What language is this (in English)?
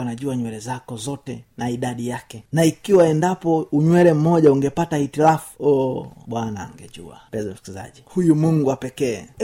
Swahili